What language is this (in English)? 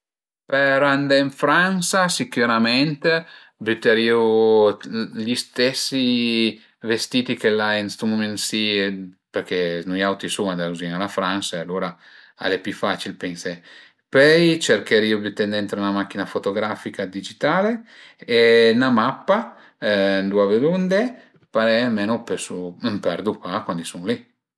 Piedmontese